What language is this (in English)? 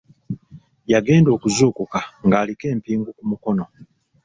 Ganda